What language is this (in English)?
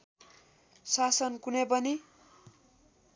Nepali